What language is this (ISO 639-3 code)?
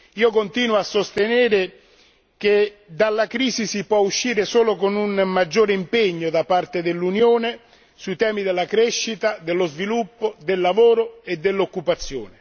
ita